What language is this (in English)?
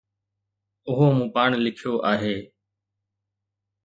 Sindhi